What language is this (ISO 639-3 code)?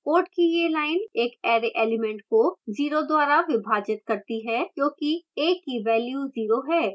hin